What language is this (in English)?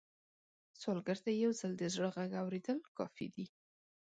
Pashto